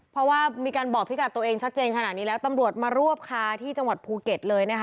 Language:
Thai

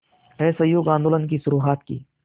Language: Hindi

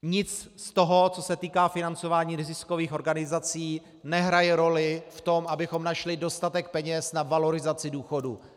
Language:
Czech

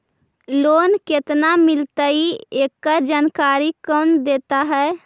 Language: Magahi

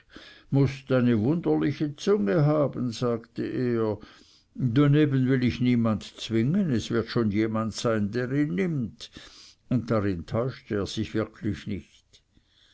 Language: German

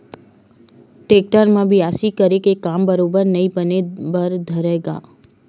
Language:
Chhattisgarhi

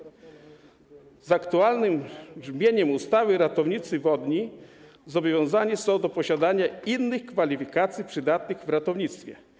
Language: Polish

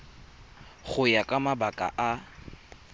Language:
Tswana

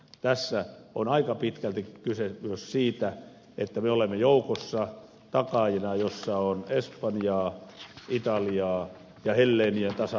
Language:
Finnish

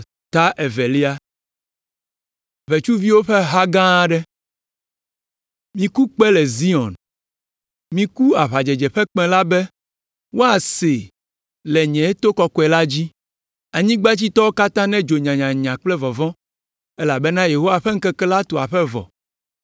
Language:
Ewe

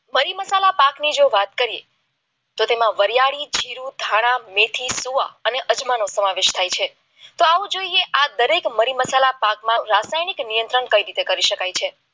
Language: Gujarati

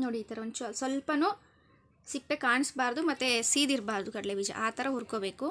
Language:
Kannada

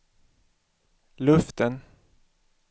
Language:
Swedish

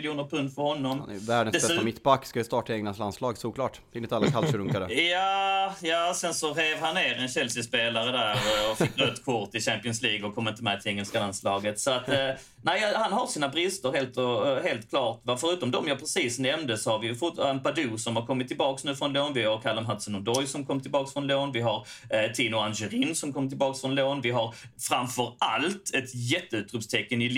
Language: Swedish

